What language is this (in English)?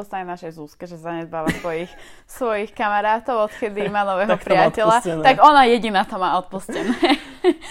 Slovak